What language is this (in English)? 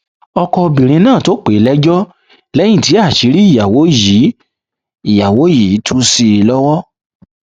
Yoruba